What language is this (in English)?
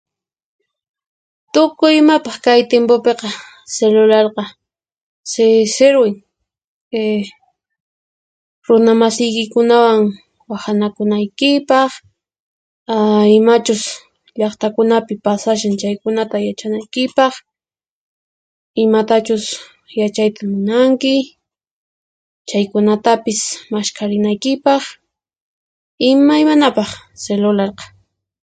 Puno Quechua